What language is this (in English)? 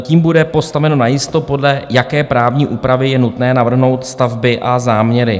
Czech